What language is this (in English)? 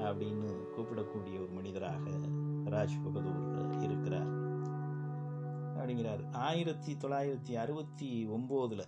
Tamil